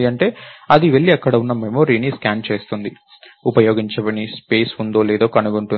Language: Telugu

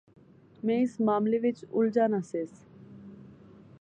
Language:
Pahari-Potwari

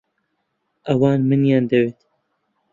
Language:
Central Kurdish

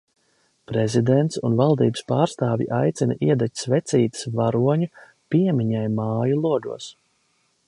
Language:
Latvian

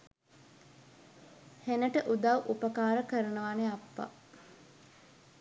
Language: Sinhala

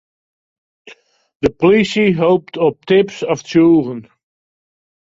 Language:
Western Frisian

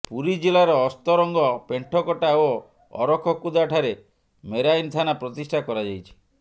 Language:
Odia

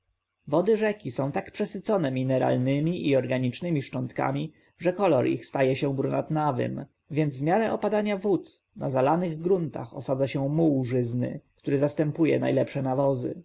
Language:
Polish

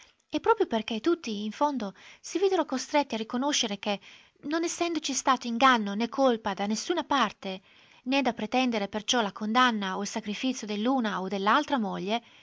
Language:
Italian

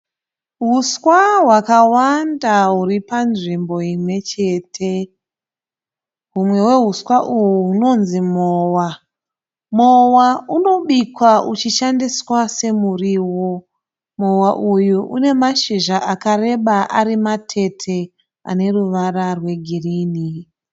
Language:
Shona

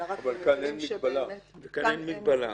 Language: Hebrew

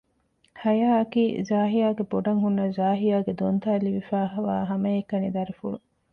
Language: Divehi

